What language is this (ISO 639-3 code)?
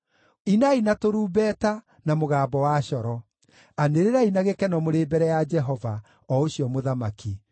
kik